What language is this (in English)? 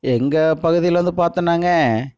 Tamil